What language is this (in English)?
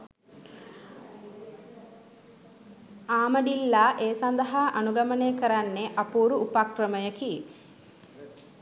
Sinhala